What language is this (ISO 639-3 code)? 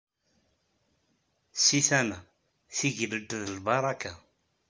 kab